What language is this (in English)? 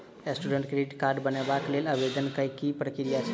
Maithili